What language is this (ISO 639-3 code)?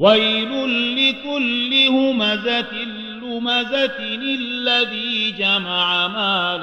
ara